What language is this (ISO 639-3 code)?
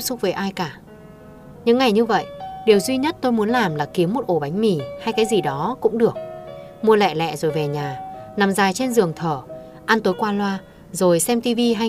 vie